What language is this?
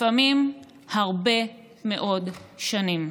Hebrew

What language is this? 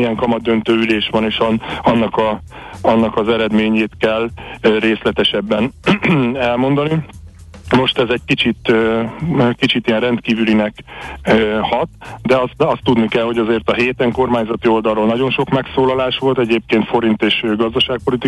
Hungarian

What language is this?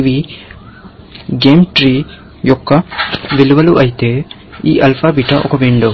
Telugu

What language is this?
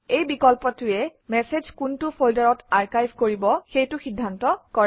Assamese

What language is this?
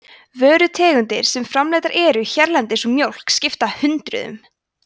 Icelandic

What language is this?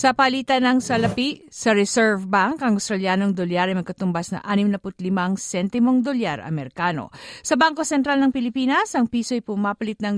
Filipino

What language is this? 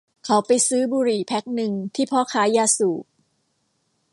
Thai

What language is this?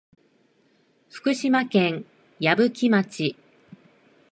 Japanese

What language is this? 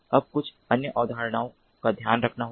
Hindi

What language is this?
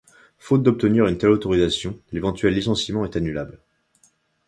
French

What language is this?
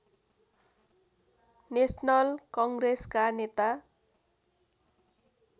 Nepali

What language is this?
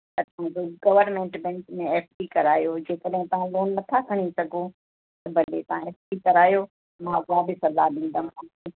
Sindhi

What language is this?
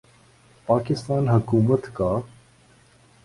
Urdu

